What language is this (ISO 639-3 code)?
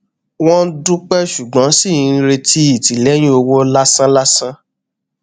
yor